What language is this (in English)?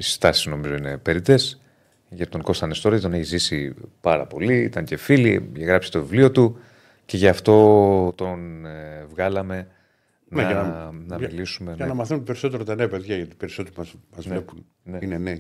Greek